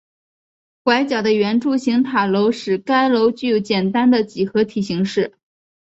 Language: Chinese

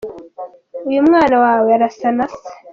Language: Kinyarwanda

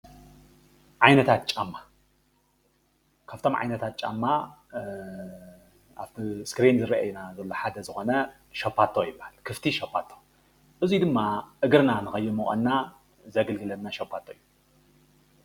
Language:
Tigrinya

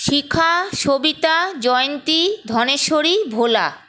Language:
Bangla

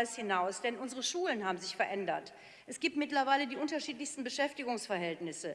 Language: German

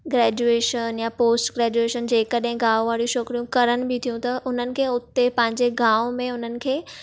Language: Sindhi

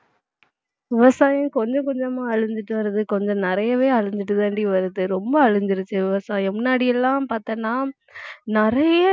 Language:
Tamil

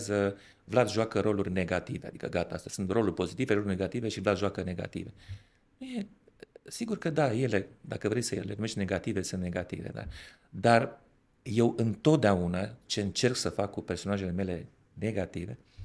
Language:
Romanian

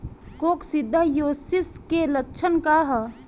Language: Bhojpuri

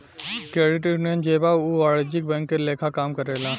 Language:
Bhojpuri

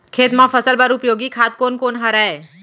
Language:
Chhattisgarhi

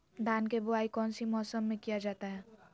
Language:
Magahi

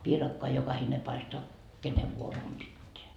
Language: Finnish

